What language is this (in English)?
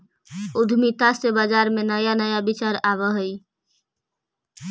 Magahi